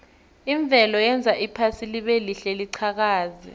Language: South Ndebele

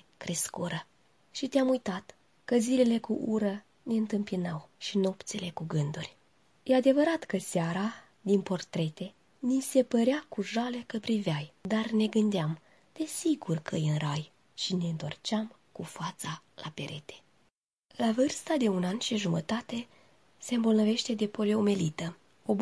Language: Romanian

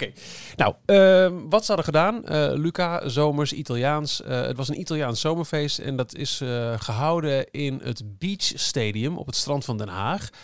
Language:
Dutch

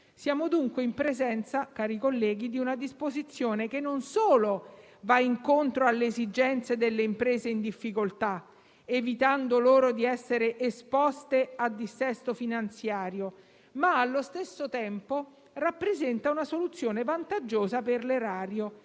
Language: Italian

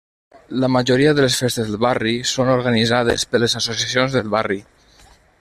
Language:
Catalan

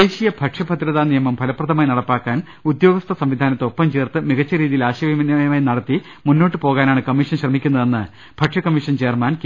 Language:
Malayalam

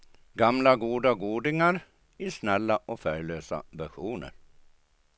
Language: Swedish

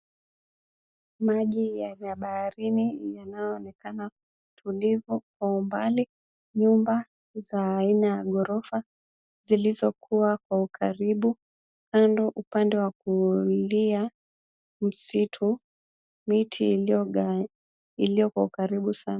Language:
Swahili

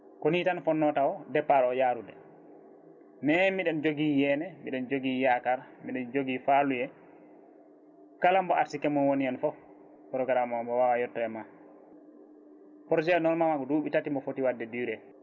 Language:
Fula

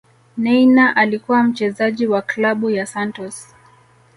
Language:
Swahili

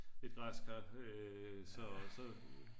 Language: Danish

